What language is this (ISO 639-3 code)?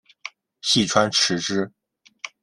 zho